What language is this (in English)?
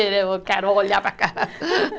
Portuguese